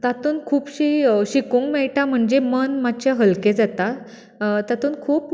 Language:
Konkani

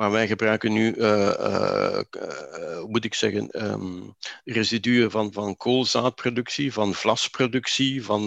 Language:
Dutch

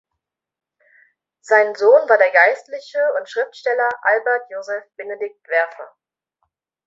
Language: German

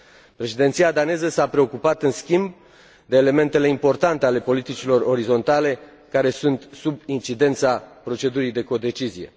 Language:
Romanian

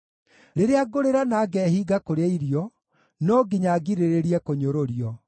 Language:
Kikuyu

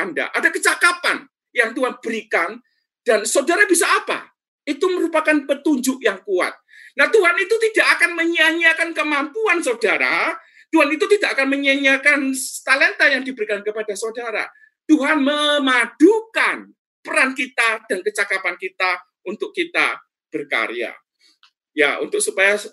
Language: Indonesian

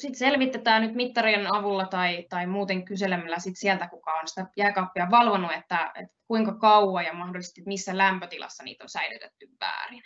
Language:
Finnish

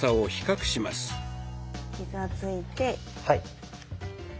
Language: Japanese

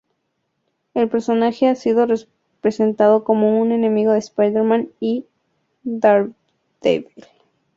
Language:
Spanish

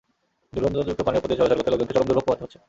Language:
Bangla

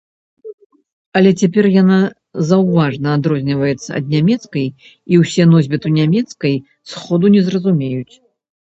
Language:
Belarusian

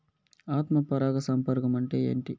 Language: Telugu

